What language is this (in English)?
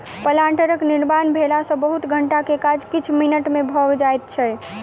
Maithili